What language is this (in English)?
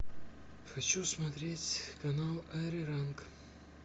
Russian